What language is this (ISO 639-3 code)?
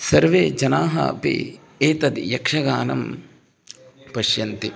san